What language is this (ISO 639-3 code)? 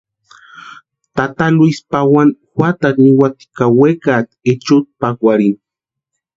pua